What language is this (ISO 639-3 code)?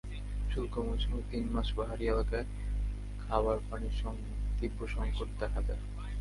ben